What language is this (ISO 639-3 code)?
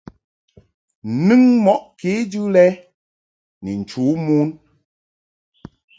mhk